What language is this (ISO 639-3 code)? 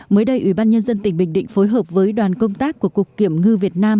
vie